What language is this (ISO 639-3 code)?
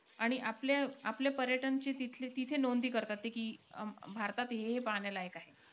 mar